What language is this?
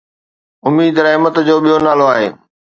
Sindhi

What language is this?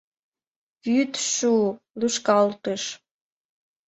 Mari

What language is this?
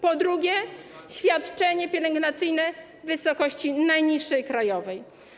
Polish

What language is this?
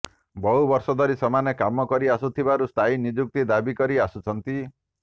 Odia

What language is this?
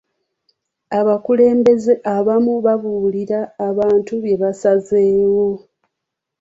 Ganda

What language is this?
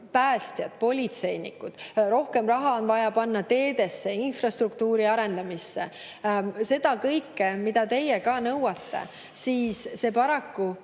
Estonian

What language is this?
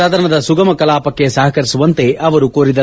Kannada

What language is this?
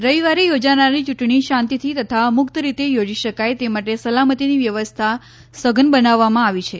Gujarati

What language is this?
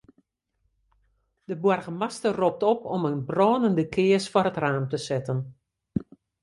Western Frisian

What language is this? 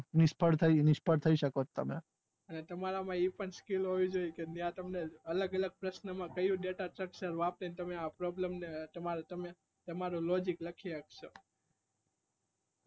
Gujarati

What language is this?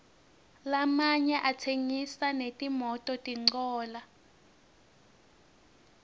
Swati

